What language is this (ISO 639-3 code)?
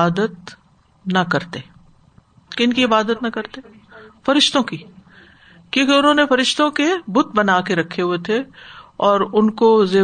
urd